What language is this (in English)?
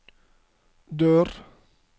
Norwegian